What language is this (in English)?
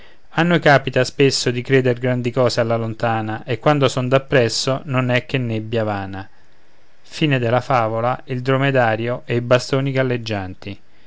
Italian